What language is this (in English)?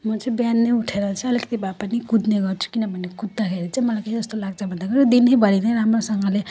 Nepali